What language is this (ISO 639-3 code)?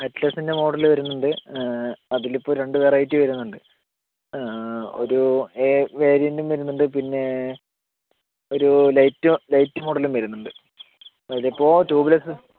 mal